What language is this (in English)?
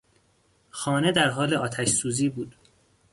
Persian